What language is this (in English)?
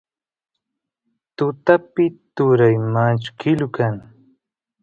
Santiago del Estero Quichua